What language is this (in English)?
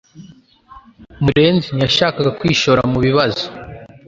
Kinyarwanda